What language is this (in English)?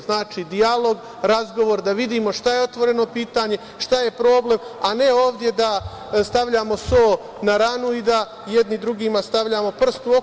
Serbian